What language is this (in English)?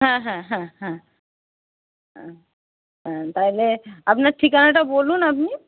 Bangla